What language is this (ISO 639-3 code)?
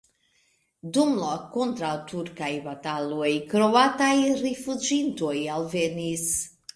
epo